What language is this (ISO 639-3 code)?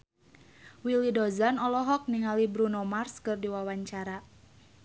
sun